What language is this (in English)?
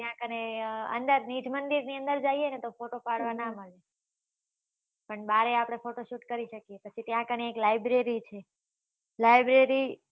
Gujarati